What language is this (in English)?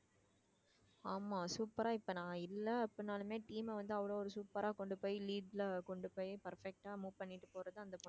Tamil